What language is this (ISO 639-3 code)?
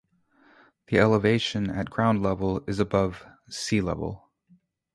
eng